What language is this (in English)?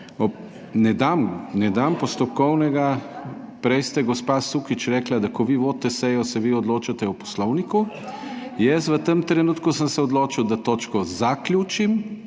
Slovenian